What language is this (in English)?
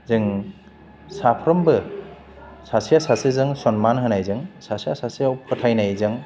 Bodo